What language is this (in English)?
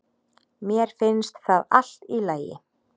Icelandic